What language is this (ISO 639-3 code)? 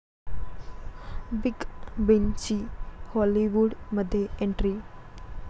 mar